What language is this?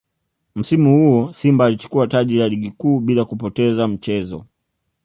Swahili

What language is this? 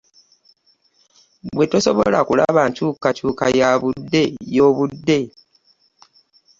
Ganda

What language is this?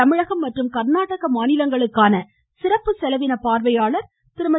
Tamil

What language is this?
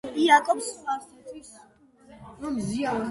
Georgian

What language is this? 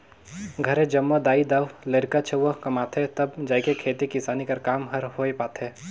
Chhattisgarhi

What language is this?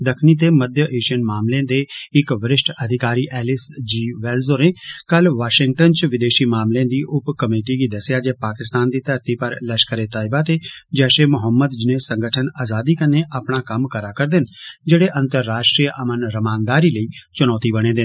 Dogri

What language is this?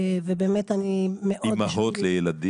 Hebrew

